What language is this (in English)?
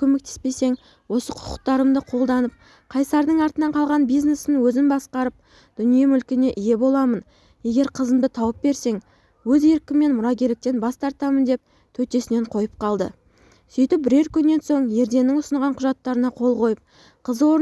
Turkish